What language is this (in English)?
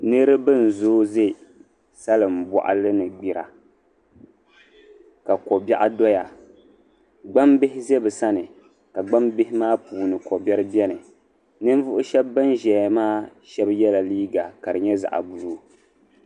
Dagbani